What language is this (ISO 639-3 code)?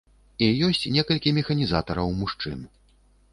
bel